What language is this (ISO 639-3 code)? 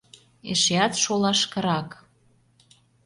chm